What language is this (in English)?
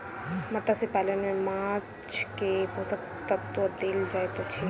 Maithili